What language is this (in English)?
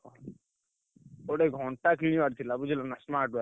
Odia